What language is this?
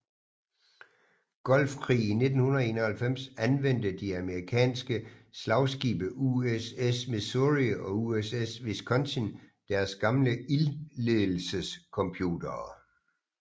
Danish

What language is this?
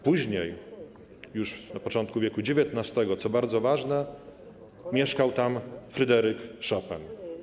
Polish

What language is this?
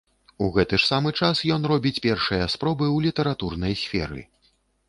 Belarusian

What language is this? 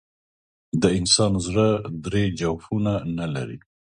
Pashto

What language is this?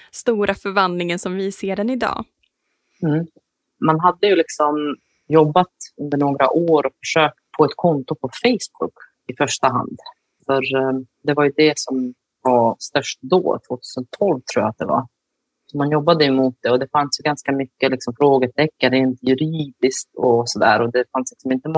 Swedish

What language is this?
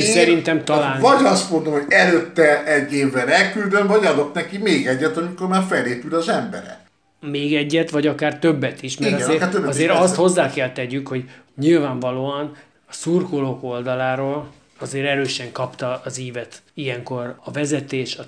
Hungarian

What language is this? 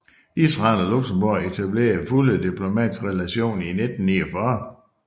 Danish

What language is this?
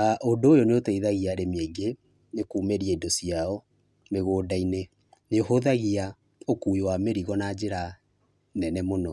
Kikuyu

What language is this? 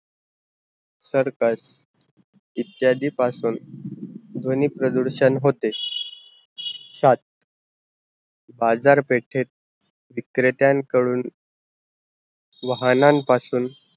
Marathi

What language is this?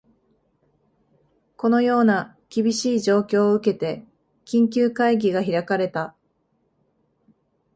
Japanese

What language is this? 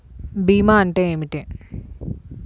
Telugu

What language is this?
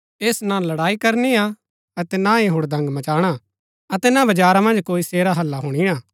Gaddi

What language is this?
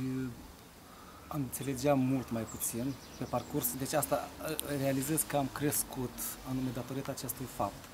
Romanian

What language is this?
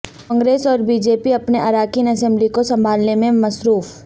Urdu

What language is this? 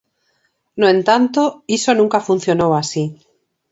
Galician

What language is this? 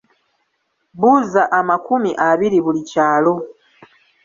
Ganda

